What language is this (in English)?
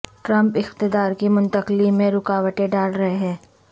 Urdu